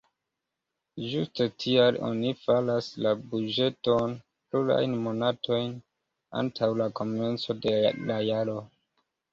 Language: Esperanto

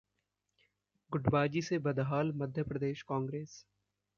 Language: Hindi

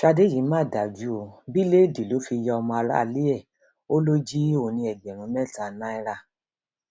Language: Yoruba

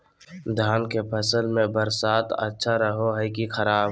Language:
Magahi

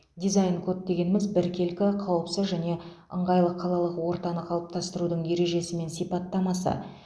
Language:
Kazakh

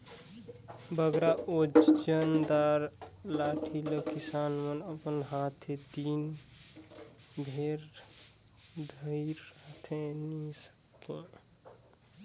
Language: Chhattisgarhi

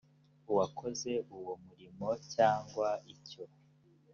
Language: Kinyarwanda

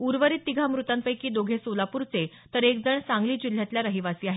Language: Marathi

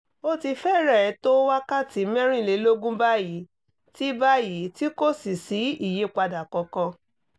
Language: Yoruba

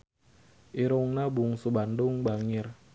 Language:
Sundanese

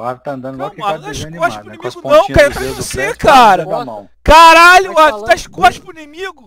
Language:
Portuguese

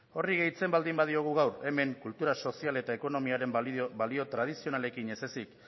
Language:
Basque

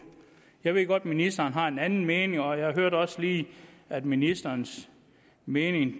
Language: Danish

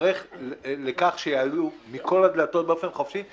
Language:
Hebrew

